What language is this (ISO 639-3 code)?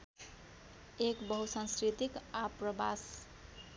nep